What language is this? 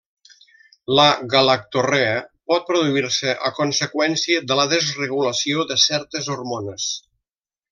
Catalan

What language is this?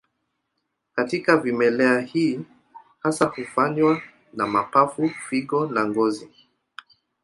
Swahili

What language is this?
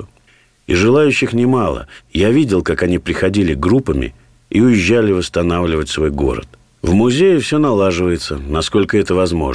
Russian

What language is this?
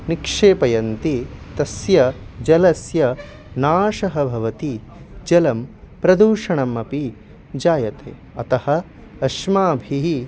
Sanskrit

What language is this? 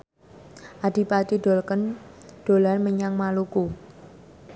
Javanese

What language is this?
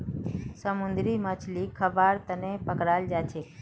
Magahi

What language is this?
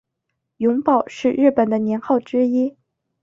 Chinese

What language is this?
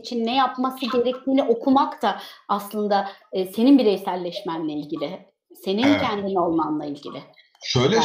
Turkish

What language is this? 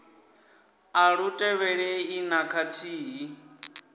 Venda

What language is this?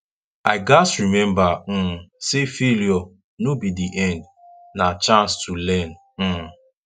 Nigerian Pidgin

